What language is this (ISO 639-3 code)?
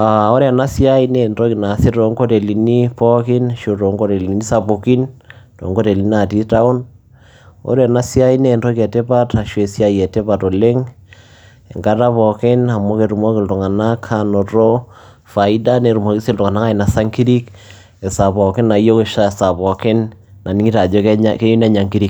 mas